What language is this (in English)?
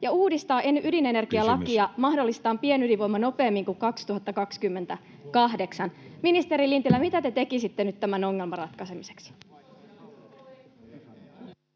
Finnish